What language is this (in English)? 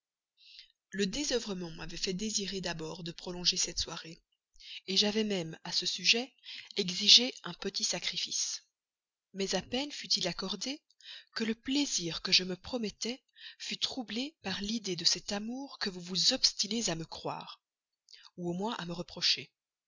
French